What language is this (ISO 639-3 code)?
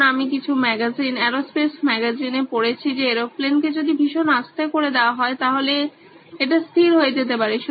ben